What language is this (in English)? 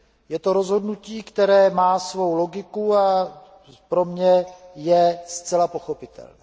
Czech